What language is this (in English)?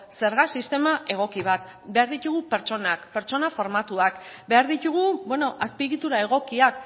Basque